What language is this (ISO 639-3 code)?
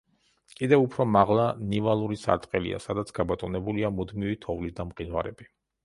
kat